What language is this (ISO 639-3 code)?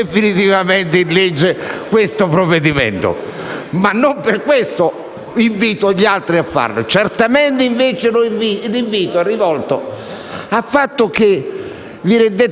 ita